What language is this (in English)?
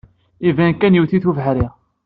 Kabyle